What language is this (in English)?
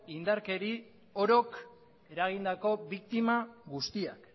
Basque